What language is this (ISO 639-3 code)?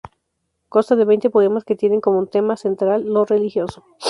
spa